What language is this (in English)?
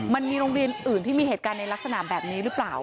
Thai